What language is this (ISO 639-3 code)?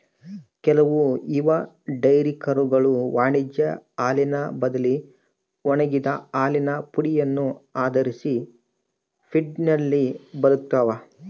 kan